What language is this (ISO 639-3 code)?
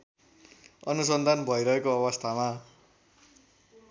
nep